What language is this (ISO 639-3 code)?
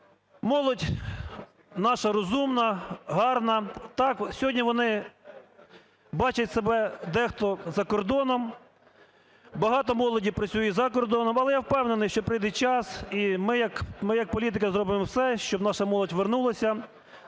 ukr